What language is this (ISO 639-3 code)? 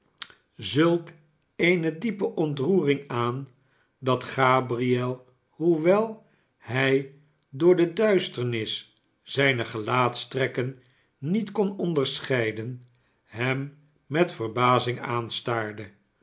nld